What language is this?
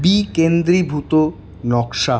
Bangla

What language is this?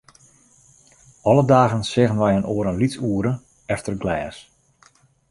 Western Frisian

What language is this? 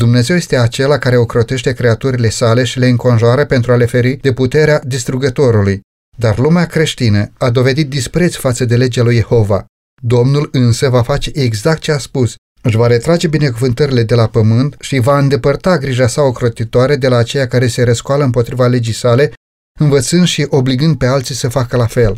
Romanian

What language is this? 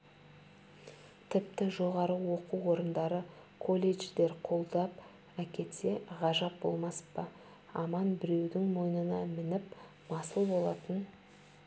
Kazakh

